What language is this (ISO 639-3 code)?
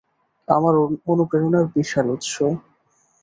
ben